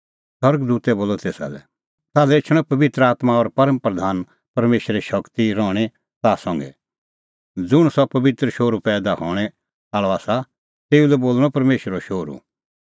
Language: Kullu Pahari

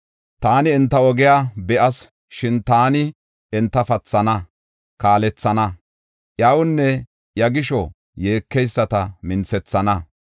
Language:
Gofa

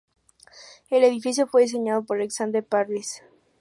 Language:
Spanish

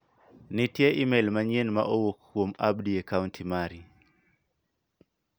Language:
Luo (Kenya and Tanzania)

